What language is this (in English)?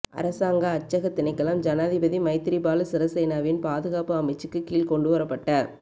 Tamil